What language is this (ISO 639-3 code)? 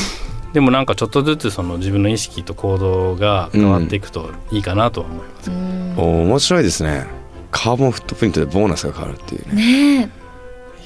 jpn